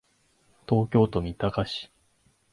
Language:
Japanese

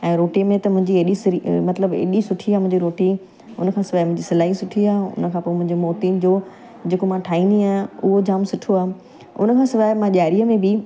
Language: Sindhi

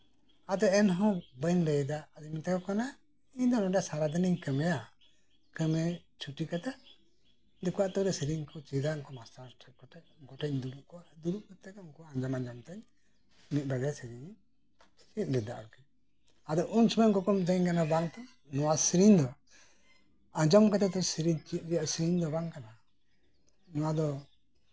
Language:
Santali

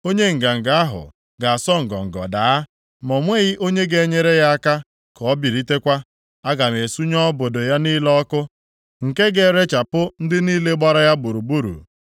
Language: Igbo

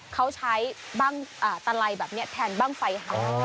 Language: Thai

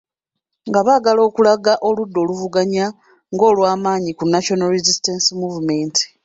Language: Ganda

